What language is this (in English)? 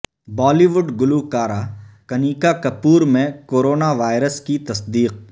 Urdu